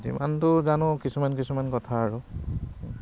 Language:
Assamese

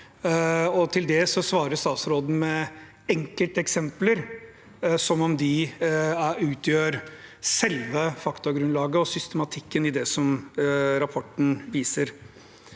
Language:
Norwegian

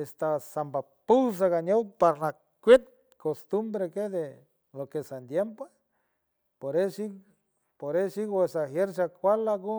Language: San Francisco Del Mar Huave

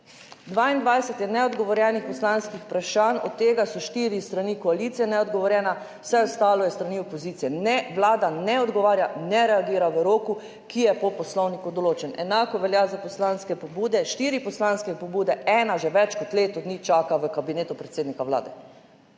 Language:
Slovenian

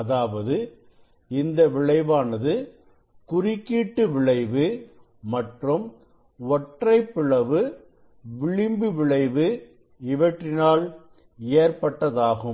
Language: Tamil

